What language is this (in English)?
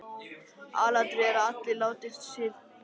Icelandic